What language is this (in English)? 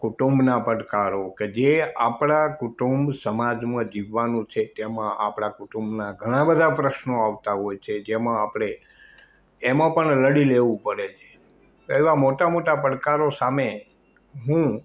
Gujarati